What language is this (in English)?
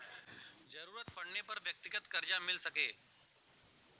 Bhojpuri